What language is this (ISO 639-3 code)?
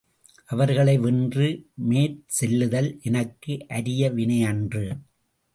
tam